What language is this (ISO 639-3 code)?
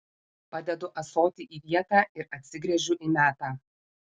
lit